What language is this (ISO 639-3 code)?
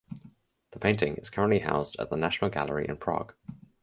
eng